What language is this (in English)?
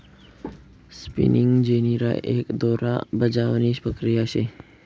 Marathi